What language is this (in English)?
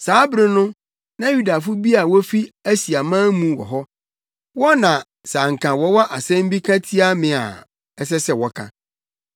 Akan